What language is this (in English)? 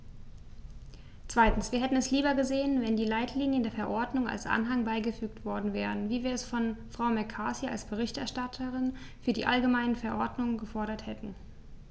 German